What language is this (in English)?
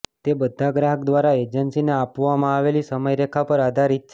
Gujarati